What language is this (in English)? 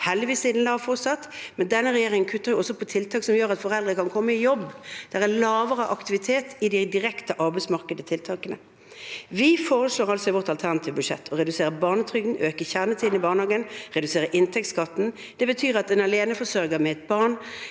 Norwegian